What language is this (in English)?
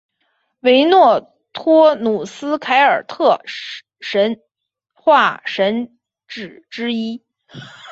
Chinese